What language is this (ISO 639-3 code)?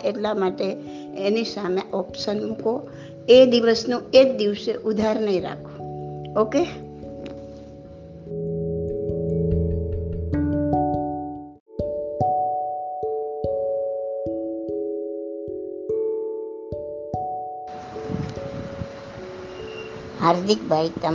guj